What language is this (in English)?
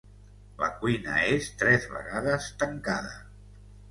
Catalan